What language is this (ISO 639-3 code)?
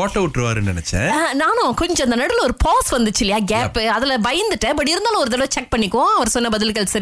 tam